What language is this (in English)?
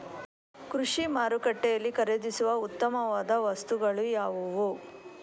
Kannada